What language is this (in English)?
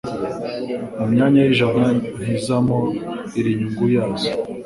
Kinyarwanda